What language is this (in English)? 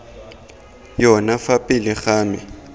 Tswana